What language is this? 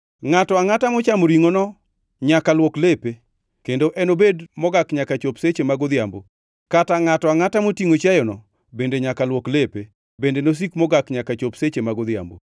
Luo (Kenya and Tanzania)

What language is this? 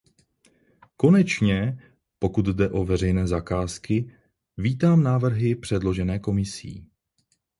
Czech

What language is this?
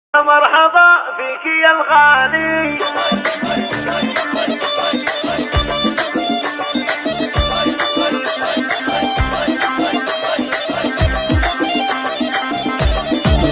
Arabic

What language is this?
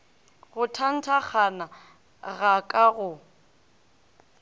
Northern Sotho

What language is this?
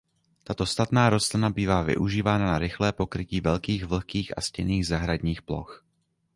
Czech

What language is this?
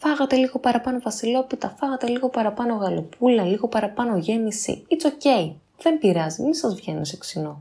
Greek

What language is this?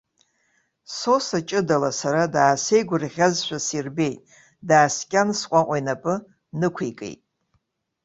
Abkhazian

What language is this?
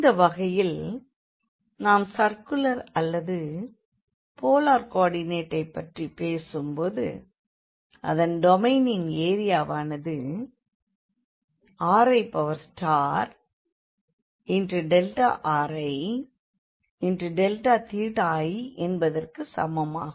Tamil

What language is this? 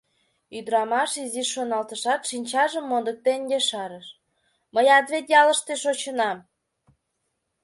Mari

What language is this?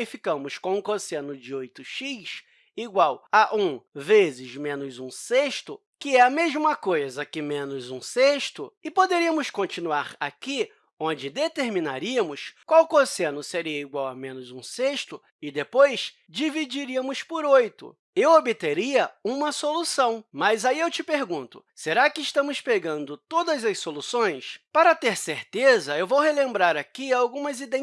Portuguese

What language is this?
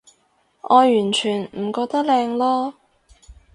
Cantonese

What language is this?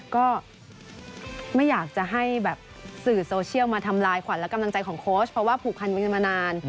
Thai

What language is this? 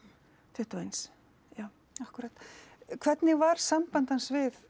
Icelandic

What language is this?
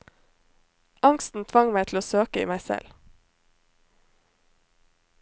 Norwegian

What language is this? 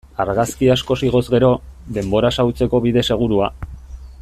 Basque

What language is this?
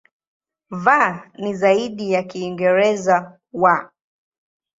Swahili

